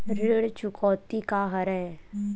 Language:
Chhattisgarhi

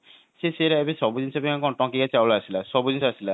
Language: Odia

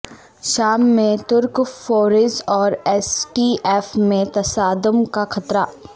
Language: Urdu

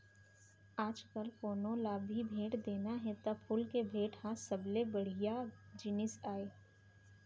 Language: Chhattisgarhi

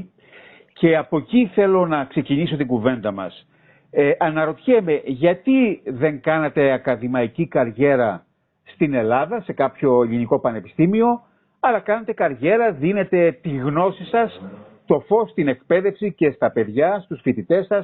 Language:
Greek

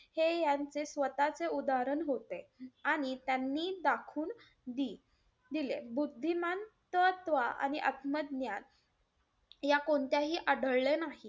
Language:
Marathi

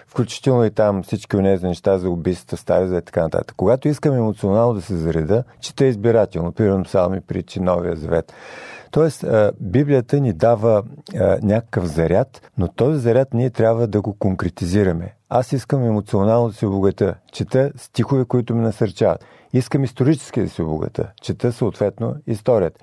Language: Bulgarian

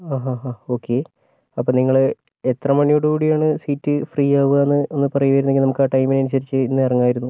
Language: Malayalam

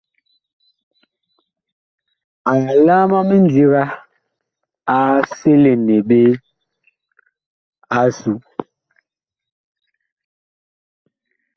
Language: Bakoko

